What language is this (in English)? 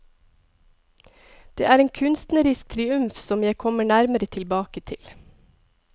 Norwegian